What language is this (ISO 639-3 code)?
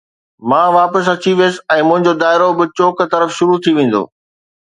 snd